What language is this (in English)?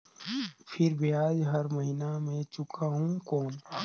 Chhattisgarhi